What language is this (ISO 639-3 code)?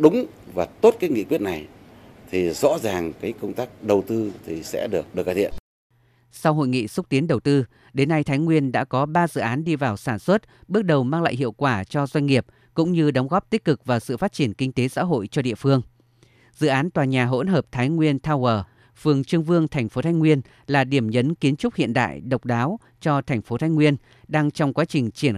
vie